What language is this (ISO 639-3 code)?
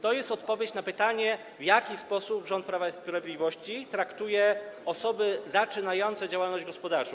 pol